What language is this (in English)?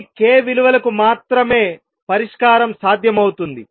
Telugu